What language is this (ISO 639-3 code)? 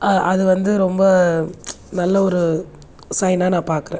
tam